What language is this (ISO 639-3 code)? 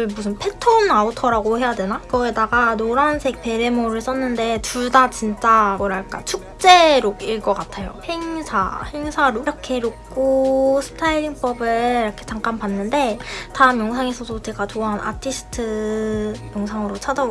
kor